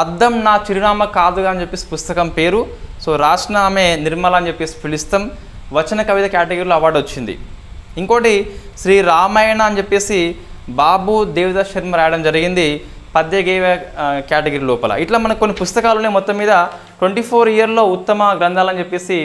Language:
Telugu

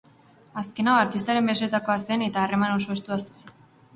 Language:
Basque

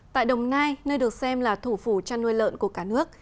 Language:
Vietnamese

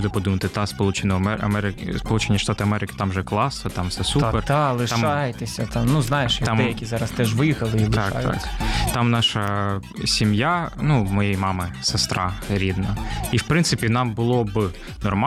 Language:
Ukrainian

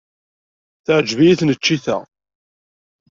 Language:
Kabyle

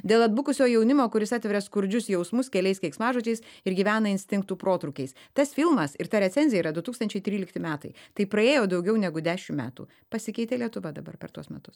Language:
Lithuanian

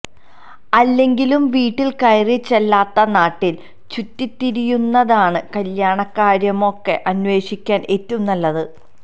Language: Malayalam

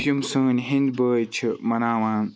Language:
Kashmiri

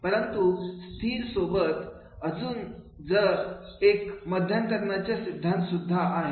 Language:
Marathi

